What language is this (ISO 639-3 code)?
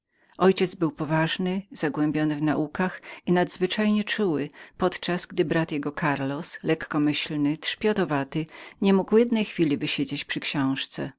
pol